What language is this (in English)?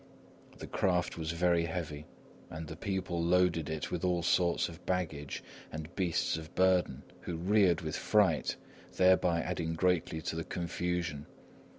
English